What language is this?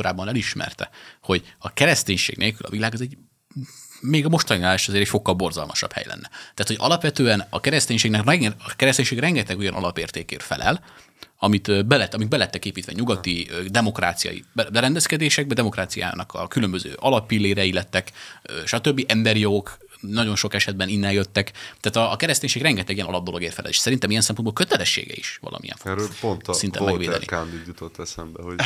Hungarian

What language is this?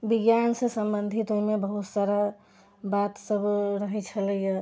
Maithili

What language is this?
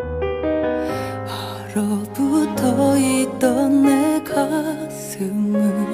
Korean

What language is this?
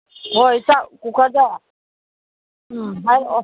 Manipuri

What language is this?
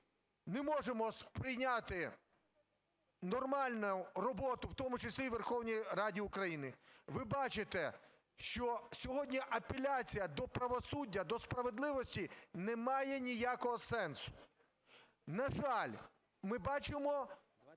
Ukrainian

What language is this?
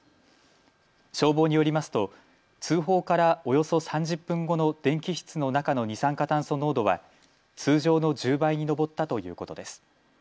Japanese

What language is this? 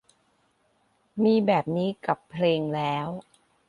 Thai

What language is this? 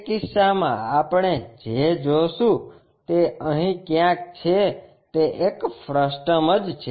Gujarati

